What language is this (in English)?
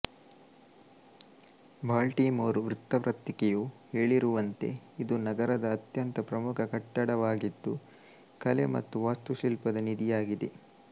Kannada